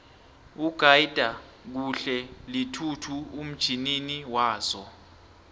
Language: South Ndebele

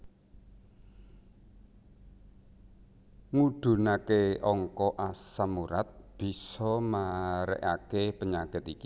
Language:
Javanese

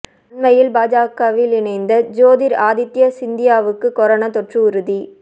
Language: Tamil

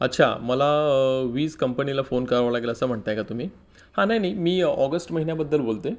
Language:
Marathi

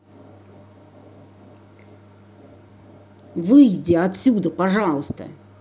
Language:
Russian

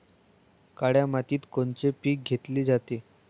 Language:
Marathi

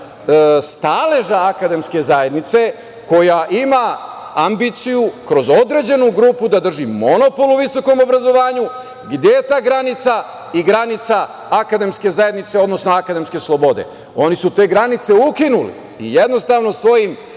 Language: Serbian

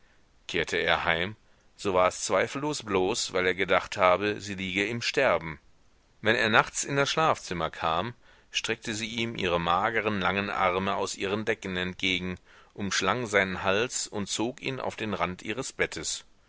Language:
German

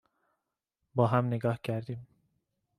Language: Persian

